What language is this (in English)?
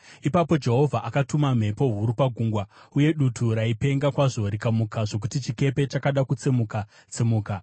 Shona